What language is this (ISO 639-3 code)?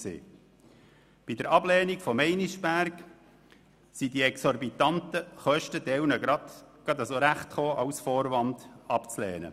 gsw